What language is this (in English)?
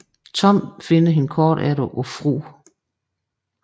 Danish